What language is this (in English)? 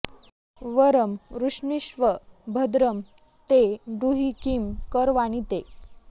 Sanskrit